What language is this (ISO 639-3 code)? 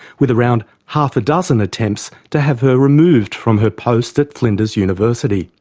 eng